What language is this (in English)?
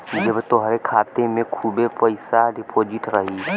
Bhojpuri